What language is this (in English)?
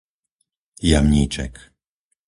Slovak